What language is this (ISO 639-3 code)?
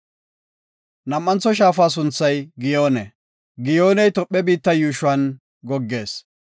gof